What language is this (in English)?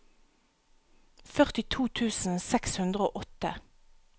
Norwegian